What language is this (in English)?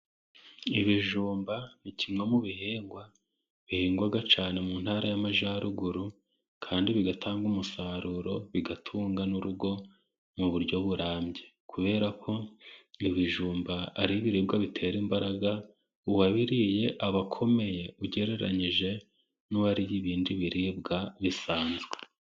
Kinyarwanda